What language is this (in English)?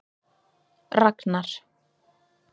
Icelandic